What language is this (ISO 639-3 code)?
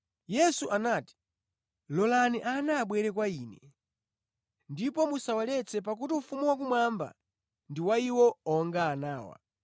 nya